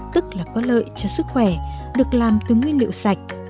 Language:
Vietnamese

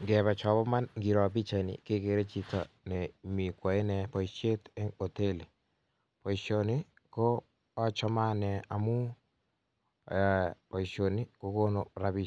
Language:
Kalenjin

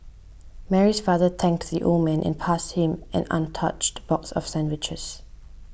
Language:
English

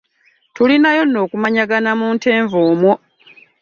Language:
Ganda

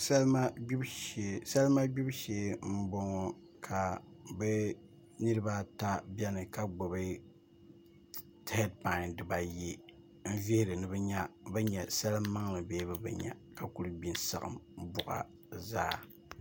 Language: Dagbani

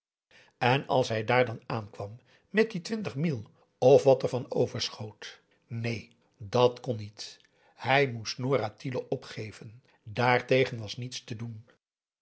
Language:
Dutch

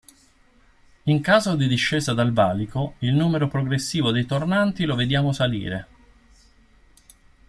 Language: Italian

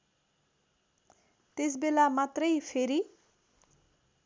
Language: Nepali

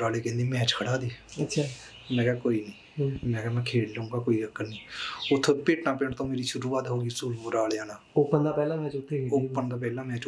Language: Punjabi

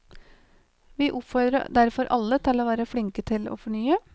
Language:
Norwegian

